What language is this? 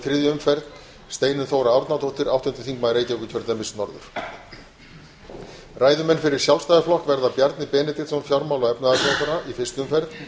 Icelandic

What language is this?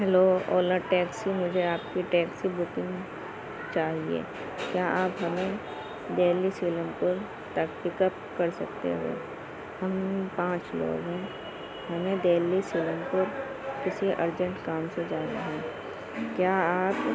Urdu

